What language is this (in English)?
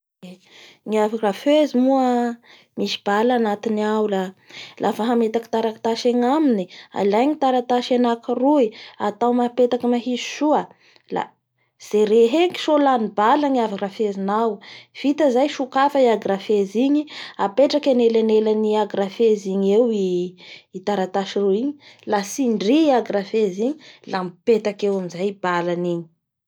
Bara Malagasy